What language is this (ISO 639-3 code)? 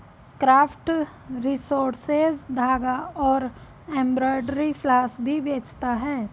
hin